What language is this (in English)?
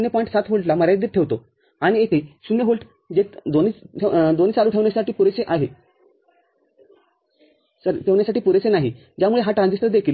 Marathi